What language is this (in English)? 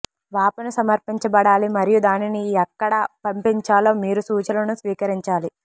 Telugu